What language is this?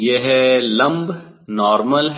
Hindi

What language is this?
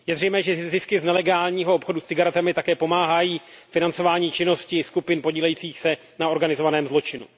Czech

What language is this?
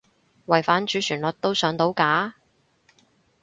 Cantonese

